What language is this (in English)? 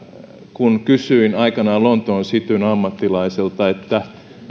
Finnish